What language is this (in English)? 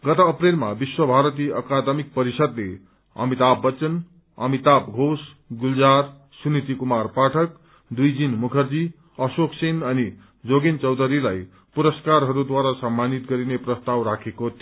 Nepali